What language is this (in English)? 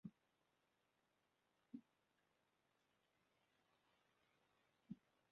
Welsh